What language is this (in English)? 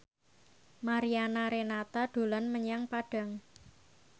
Javanese